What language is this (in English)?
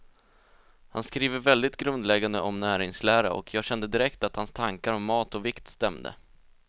Swedish